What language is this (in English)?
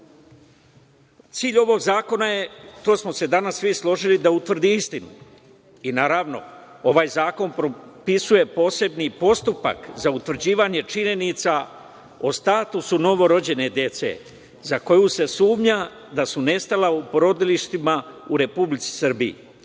Serbian